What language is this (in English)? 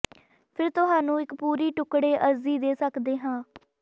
Punjabi